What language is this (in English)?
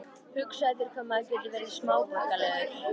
Icelandic